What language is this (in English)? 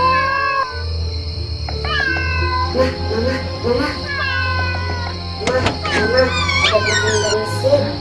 Indonesian